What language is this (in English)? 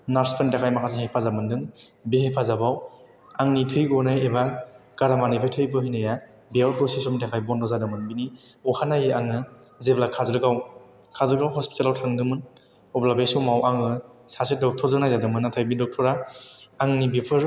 Bodo